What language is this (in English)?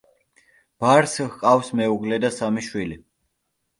Georgian